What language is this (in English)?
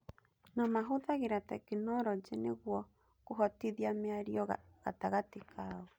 Kikuyu